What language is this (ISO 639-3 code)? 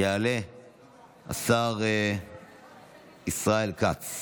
heb